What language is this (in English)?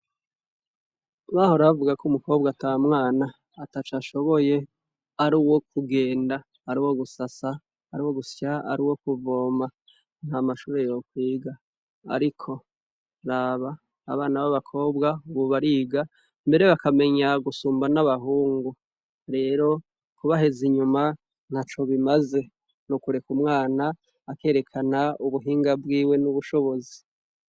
Rundi